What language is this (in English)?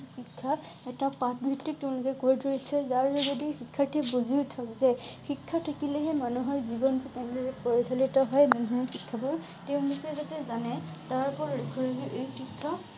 Assamese